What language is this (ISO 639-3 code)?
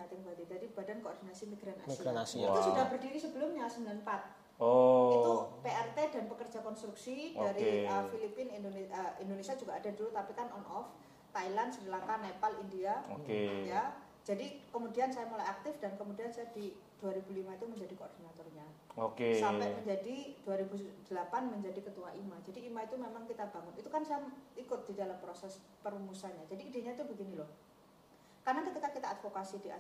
ind